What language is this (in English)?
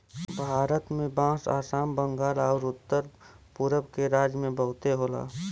Bhojpuri